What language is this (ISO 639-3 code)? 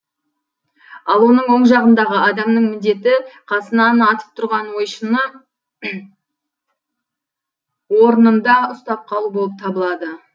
kaz